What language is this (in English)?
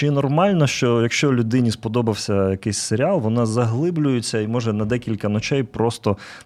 Ukrainian